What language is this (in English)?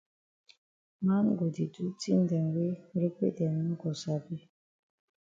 Cameroon Pidgin